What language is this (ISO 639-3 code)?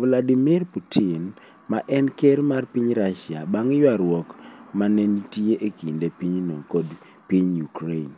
luo